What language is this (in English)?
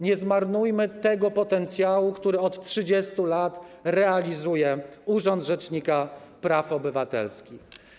Polish